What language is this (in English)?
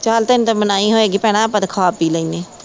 Punjabi